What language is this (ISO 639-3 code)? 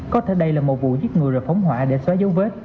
vie